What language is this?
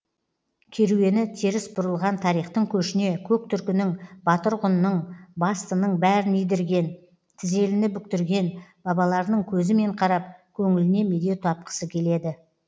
Kazakh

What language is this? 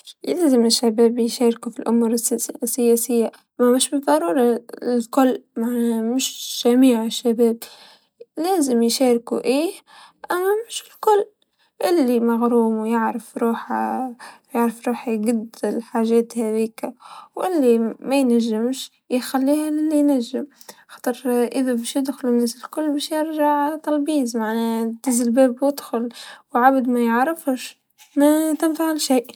Tunisian Arabic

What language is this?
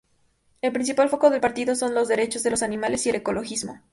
Spanish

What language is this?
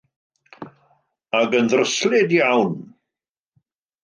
Welsh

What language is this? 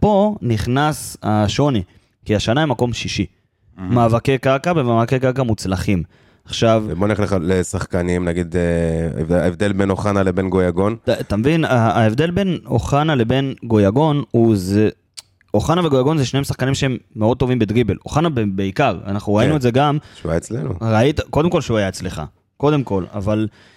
Hebrew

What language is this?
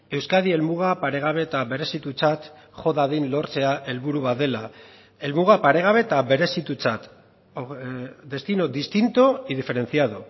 Basque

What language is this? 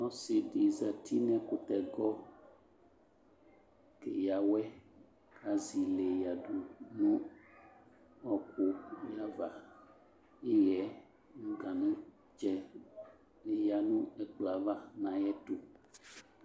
Ikposo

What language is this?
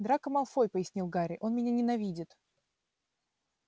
Russian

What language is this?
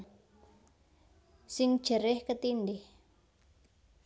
Javanese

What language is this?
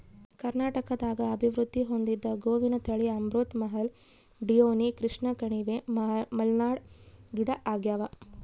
Kannada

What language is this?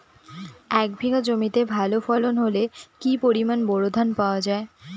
Bangla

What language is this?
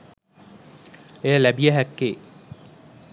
Sinhala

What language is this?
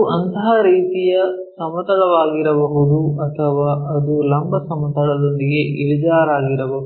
Kannada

